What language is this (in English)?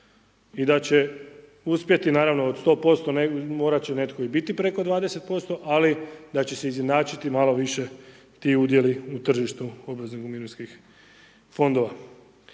Croatian